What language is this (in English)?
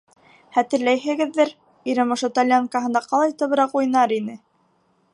Bashkir